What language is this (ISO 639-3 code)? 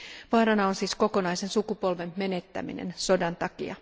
fin